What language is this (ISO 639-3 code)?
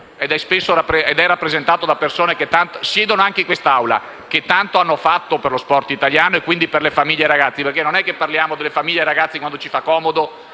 ita